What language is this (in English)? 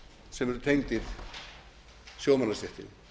Icelandic